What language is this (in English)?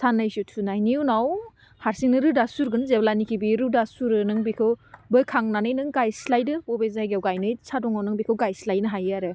Bodo